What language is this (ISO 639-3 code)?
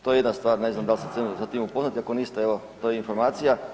hrv